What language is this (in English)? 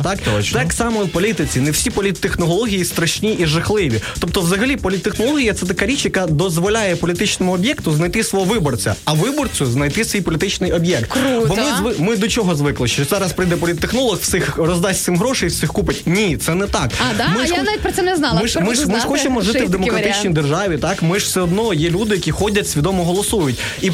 Ukrainian